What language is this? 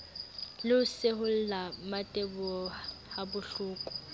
Southern Sotho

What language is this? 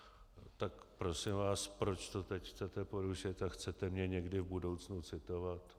Czech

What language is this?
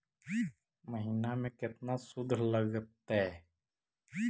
Magahi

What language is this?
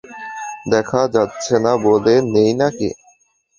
Bangla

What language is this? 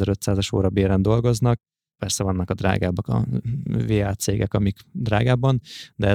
Hungarian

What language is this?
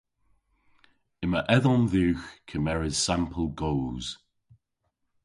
Cornish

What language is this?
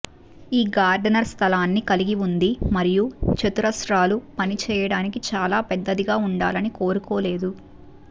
Telugu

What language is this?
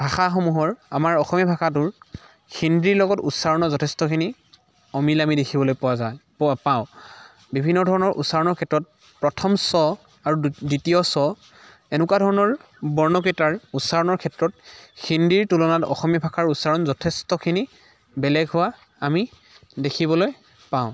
Assamese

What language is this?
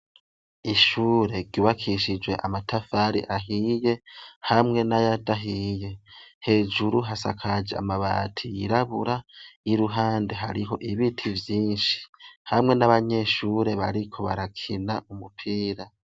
Rundi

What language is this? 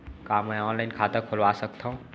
Chhattisgarhi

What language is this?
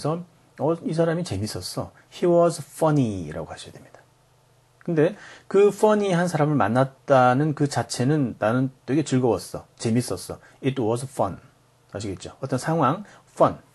Korean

